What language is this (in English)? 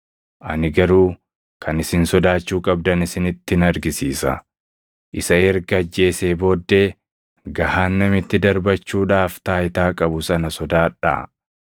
Oromo